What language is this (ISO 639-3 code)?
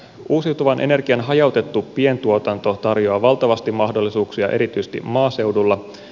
fin